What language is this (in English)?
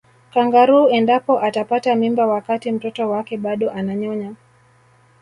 Swahili